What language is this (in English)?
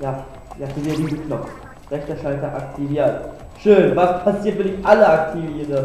German